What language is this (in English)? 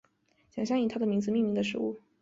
Chinese